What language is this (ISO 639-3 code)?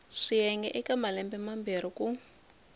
tso